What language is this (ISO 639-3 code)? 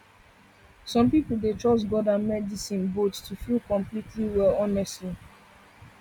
pcm